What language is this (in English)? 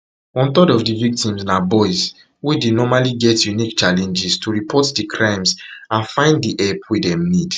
Nigerian Pidgin